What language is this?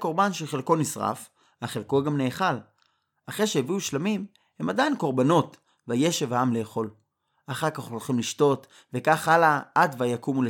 Hebrew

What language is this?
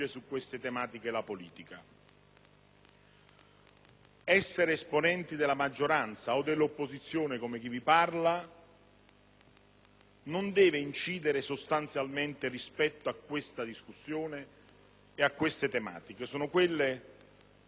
Italian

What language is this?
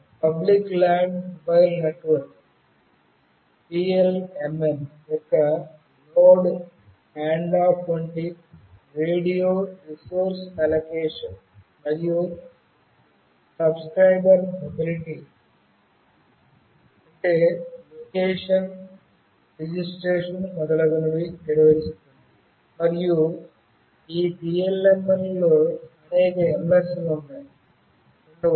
Telugu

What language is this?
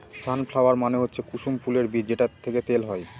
Bangla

